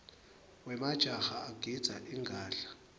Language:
Swati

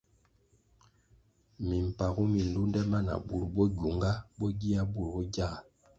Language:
Kwasio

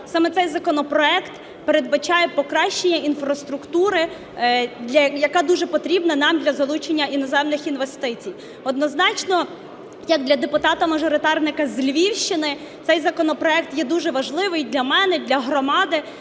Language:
Ukrainian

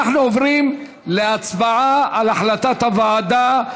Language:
Hebrew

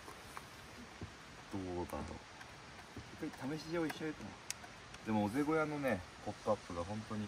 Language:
Japanese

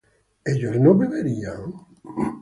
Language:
Spanish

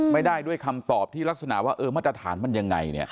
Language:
Thai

